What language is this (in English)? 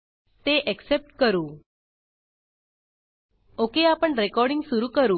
Marathi